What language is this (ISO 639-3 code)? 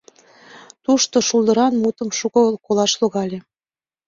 chm